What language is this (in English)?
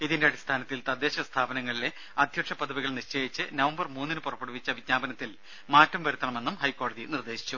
Malayalam